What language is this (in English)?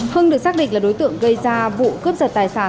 Vietnamese